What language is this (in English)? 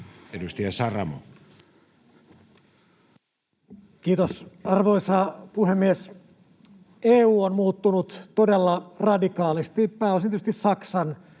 Finnish